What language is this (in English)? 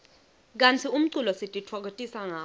Swati